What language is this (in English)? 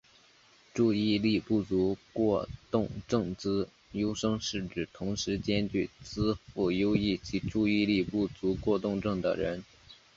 Chinese